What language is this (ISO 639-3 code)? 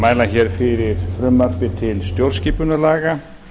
isl